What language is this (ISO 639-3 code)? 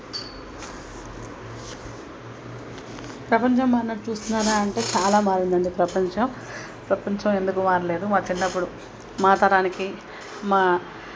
tel